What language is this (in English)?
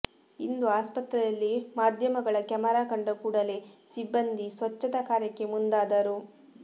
Kannada